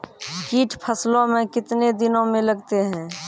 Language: Maithili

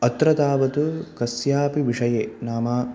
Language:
Sanskrit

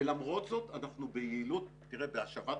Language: Hebrew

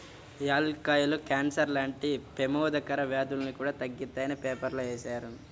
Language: Telugu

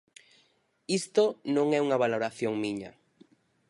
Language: Galician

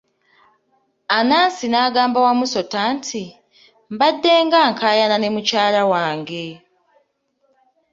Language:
Ganda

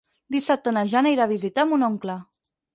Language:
Catalan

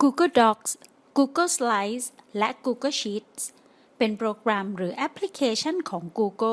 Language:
Thai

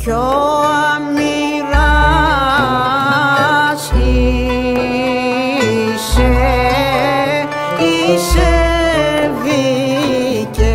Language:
Greek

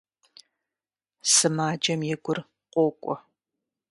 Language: Kabardian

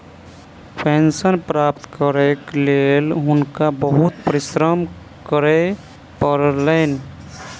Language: Maithili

